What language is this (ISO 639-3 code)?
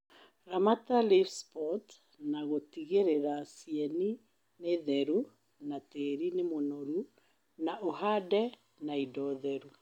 kik